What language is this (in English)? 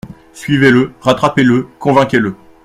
French